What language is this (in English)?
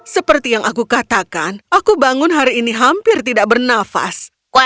Indonesian